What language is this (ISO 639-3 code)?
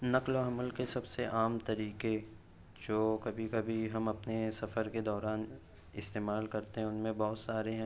urd